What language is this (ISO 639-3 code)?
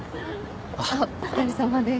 jpn